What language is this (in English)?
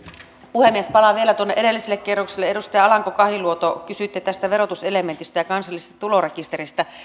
Finnish